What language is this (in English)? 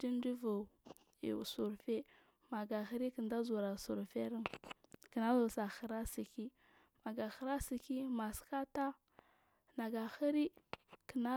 Marghi South